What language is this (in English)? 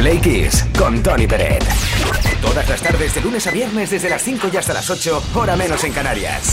Spanish